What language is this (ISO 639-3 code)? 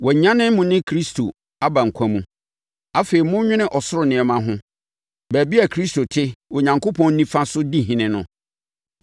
aka